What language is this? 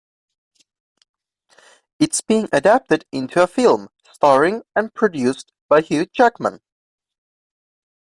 English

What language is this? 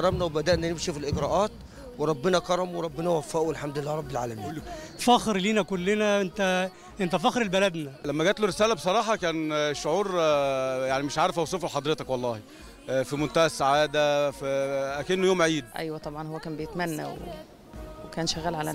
Arabic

